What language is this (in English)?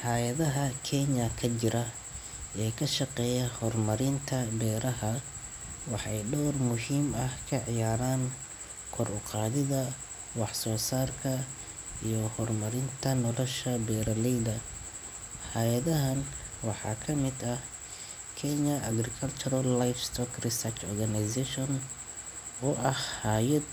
Somali